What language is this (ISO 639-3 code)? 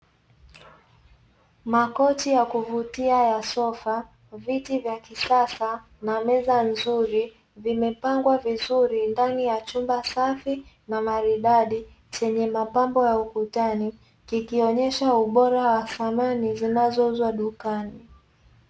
swa